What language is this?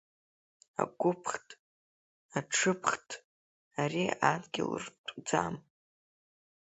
Abkhazian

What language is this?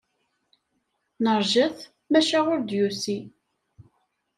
Kabyle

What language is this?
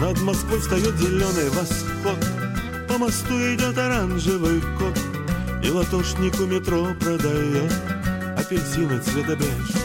Russian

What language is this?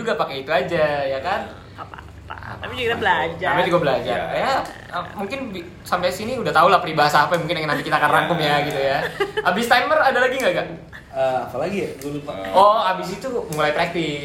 Indonesian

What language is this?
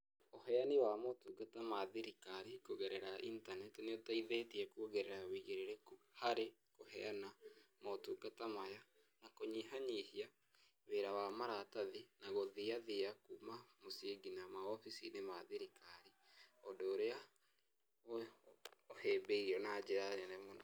Kikuyu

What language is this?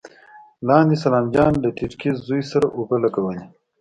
Pashto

